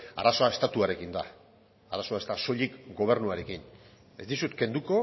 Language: Basque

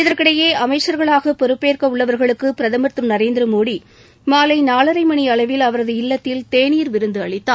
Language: Tamil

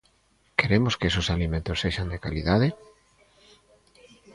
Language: Galician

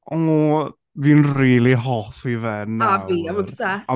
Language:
Welsh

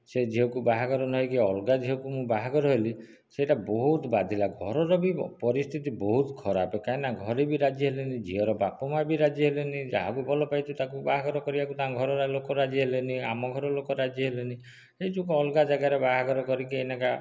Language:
Odia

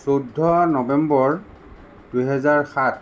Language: Assamese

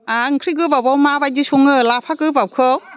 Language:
Bodo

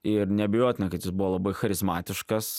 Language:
Lithuanian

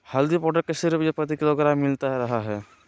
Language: Magahi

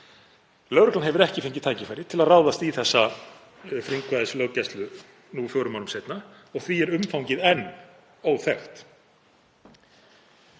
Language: Icelandic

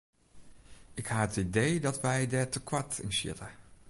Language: Western Frisian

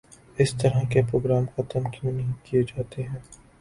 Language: Urdu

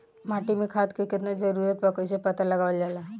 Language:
Bhojpuri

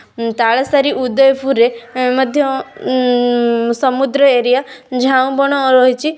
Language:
Odia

